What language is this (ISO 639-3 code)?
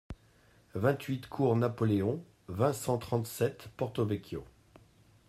fra